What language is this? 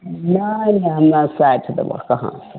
Maithili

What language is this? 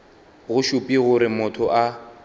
Northern Sotho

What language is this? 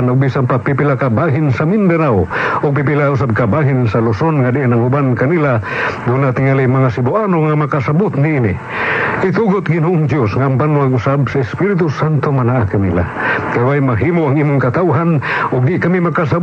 Filipino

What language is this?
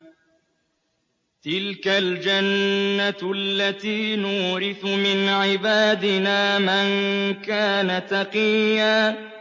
Arabic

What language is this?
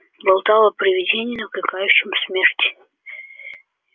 Russian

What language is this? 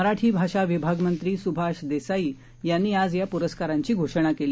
Marathi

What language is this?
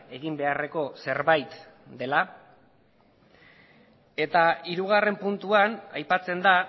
Basque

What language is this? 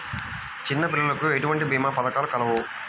Telugu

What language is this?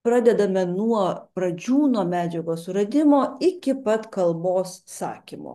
Lithuanian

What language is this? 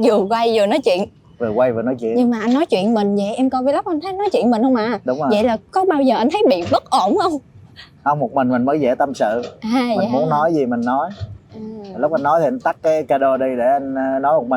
Vietnamese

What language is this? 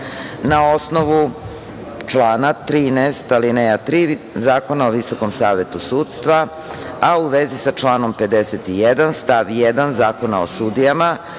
Serbian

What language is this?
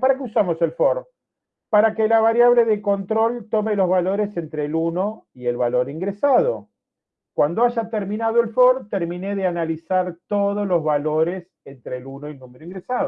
Spanish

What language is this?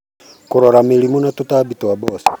Kikuyu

